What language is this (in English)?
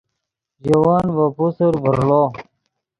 Yidgha